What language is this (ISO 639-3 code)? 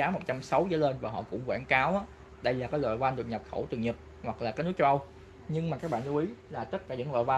vie